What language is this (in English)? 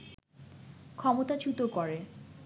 Bangla